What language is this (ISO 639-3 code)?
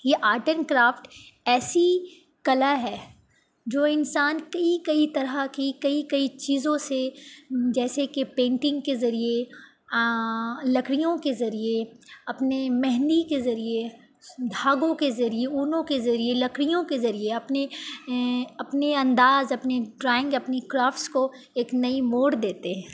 urd